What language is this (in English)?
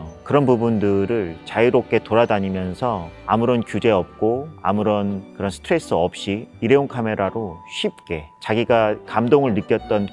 Korean